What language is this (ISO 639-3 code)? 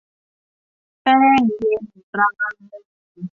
tha